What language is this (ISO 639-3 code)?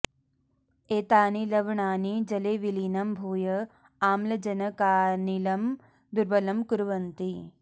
san